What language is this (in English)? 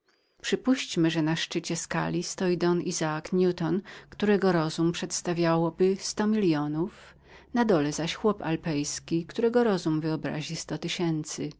Polish